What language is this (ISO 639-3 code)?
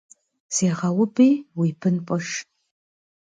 kbd